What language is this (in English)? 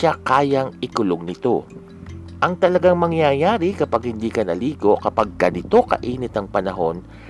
Filipino